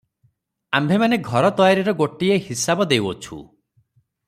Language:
Odia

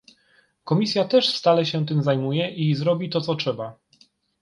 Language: Polish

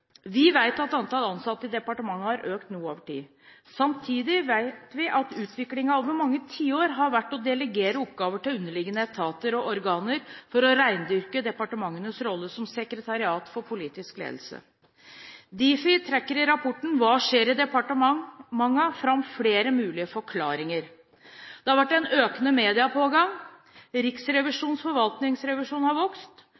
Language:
Norwegian Bokmål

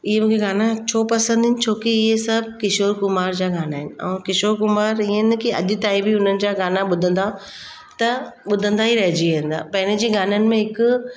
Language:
Sindhi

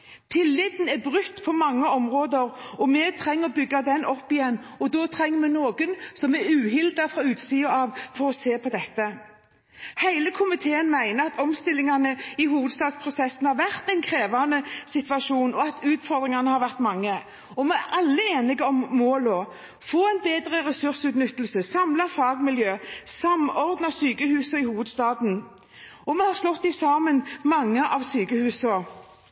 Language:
Norwegian Bokmål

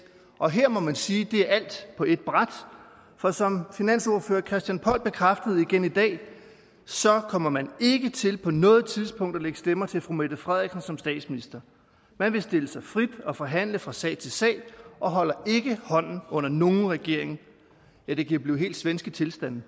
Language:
Danish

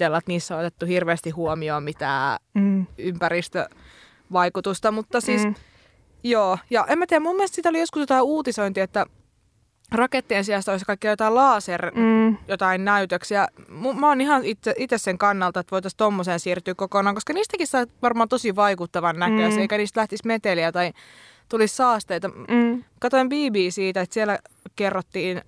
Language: Finnish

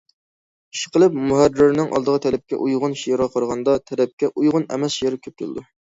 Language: Uyghur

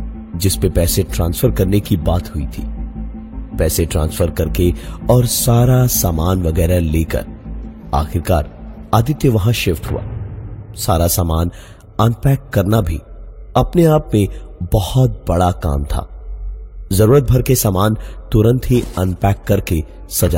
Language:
Hindi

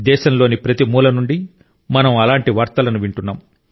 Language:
Telugu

